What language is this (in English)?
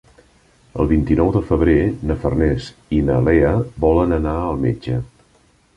Catalan